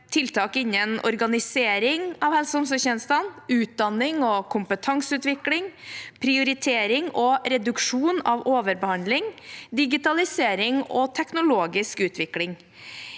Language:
Norwegian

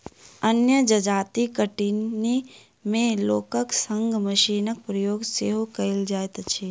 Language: Maithili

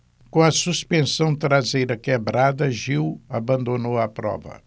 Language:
Portuguese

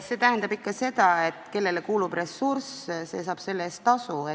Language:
Estonian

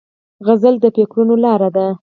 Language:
Pashto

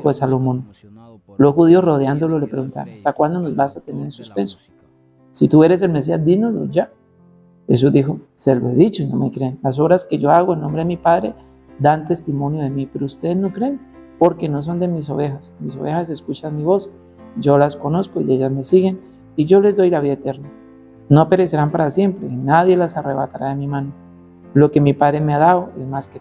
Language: Spanish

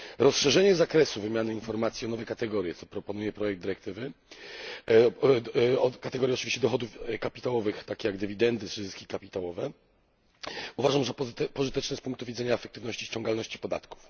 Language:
Polish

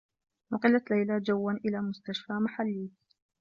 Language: Arabic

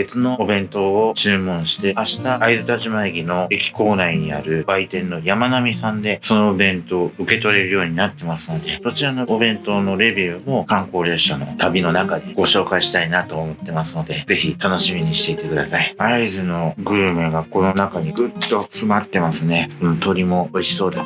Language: Japanese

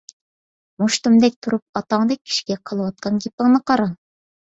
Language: Uyghur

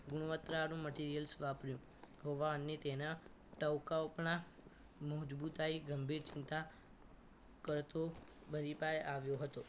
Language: Gujarati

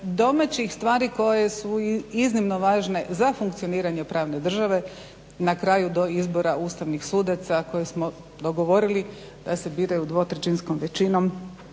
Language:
Croatian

